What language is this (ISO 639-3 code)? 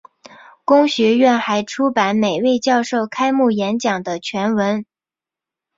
zho